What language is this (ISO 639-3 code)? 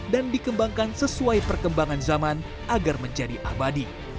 ind